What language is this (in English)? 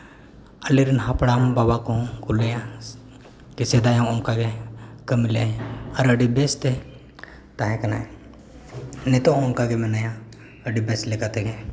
Santali